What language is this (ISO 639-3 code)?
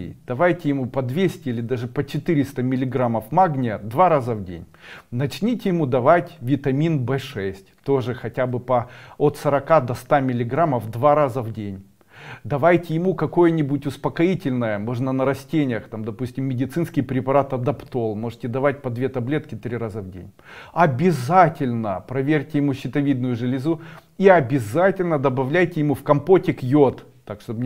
rus